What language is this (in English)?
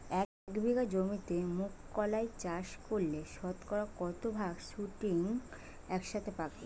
Bangla